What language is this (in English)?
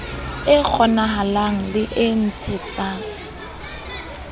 Southern Sotho